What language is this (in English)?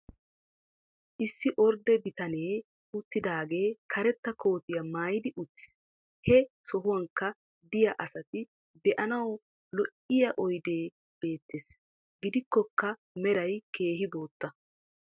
Wolaytta